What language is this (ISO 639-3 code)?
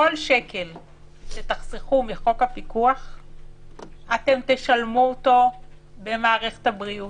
heb